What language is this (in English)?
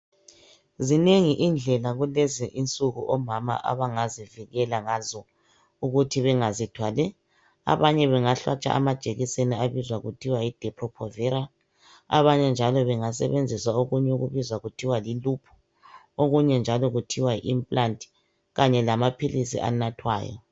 North Ndebele